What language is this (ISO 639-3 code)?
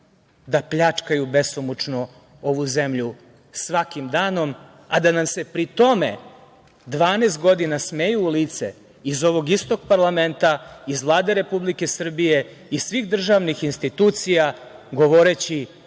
srp